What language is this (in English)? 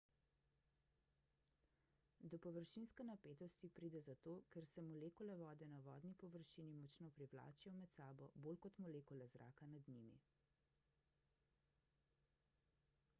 Slovenian